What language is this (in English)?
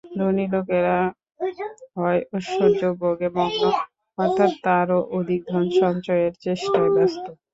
Bangla